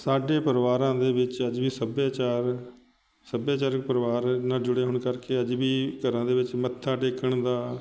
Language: Punjabi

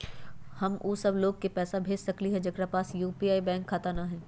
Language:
Magahi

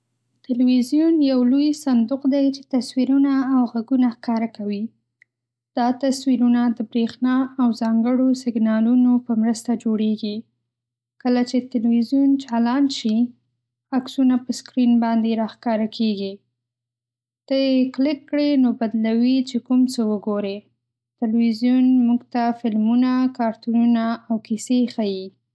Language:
Pashto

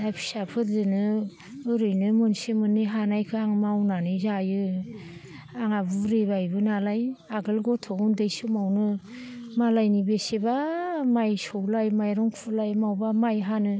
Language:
Bodo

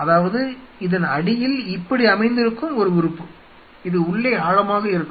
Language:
Tamil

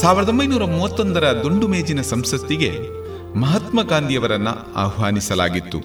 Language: Kannada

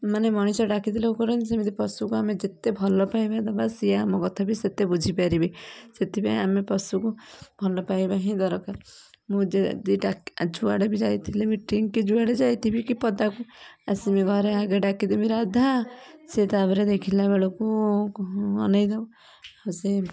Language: Odia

